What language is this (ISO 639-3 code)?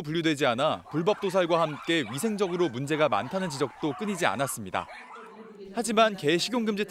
kor